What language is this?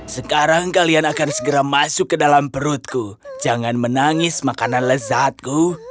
Indonesian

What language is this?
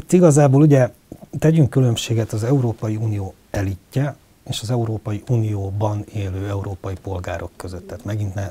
Hungarian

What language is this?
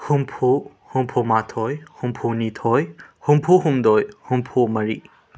Manipuri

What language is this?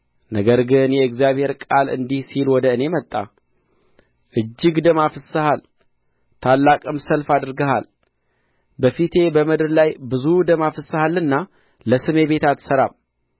Amharic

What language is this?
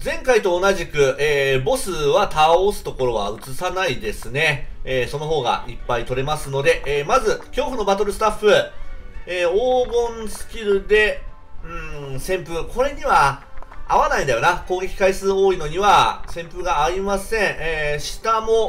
Japanese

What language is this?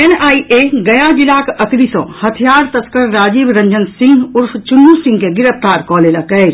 Maithili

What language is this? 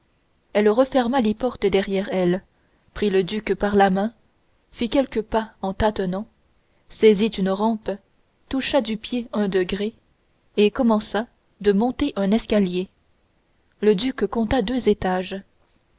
French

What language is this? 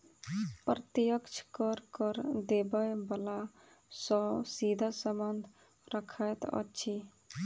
Maithili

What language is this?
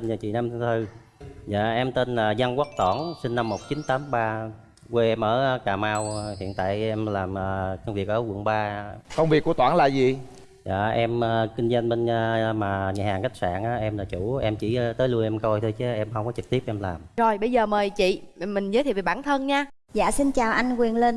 Vietnamese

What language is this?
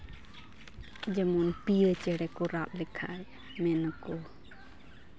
Santali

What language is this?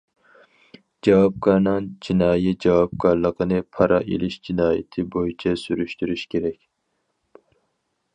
Uyghur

